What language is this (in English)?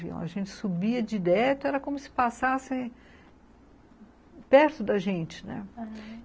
Portuguese